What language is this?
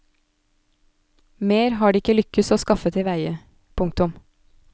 Norwegian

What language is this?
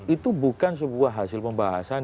Indonesian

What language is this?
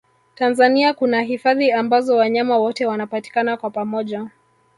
Swahili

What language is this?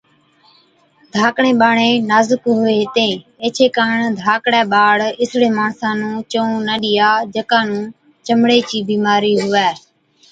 Od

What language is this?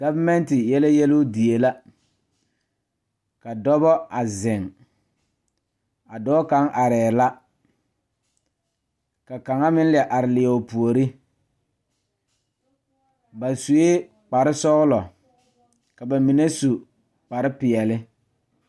Southern Dagaare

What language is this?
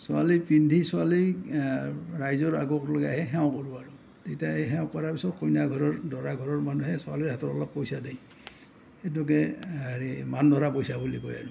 Assamese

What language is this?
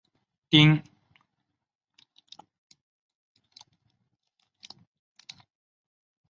Chinese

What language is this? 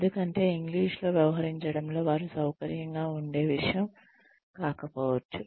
Telugu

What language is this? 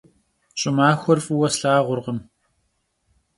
Kabardian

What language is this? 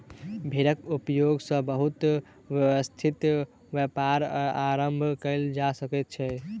Maithili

